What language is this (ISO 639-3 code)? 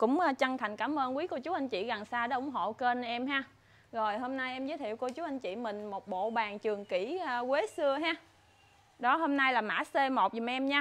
vie